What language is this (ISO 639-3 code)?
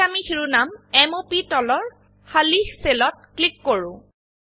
asm